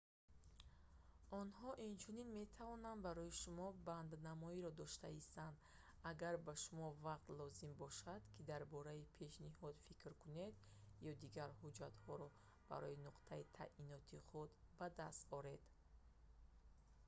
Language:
Tajik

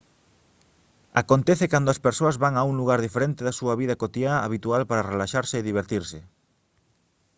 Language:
Galician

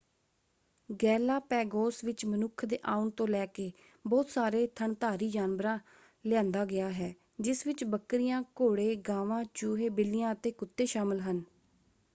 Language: Punjabi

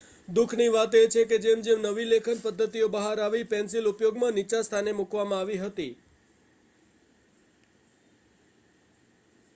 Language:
Gujarati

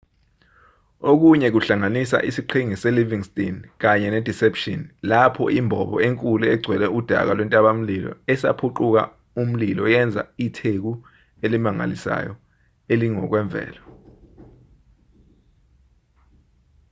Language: Zulu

